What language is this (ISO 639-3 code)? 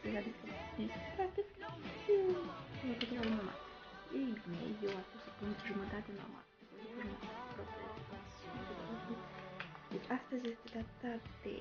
ron